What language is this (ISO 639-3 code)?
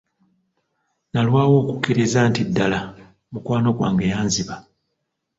lug